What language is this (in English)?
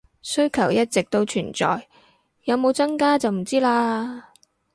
Cantonese